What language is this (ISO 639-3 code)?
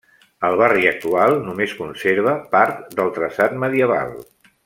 cat